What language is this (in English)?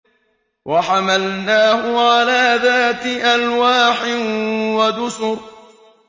Arabic